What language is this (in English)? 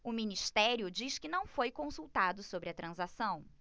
Portuguese